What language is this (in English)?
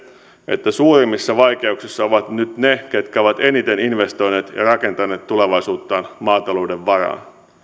Finnish